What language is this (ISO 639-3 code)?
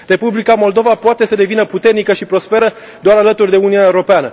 ron